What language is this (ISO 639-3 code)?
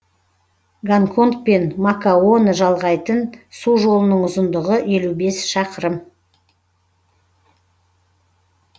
kaz